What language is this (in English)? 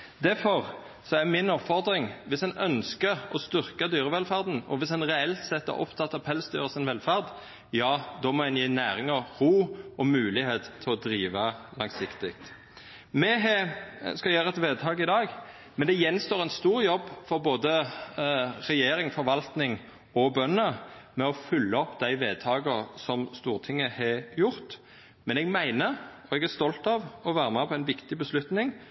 Norwegian Nynorsk